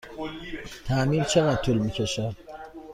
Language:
Persian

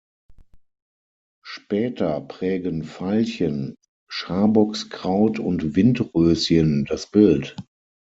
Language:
German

